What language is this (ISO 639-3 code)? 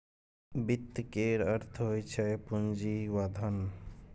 mai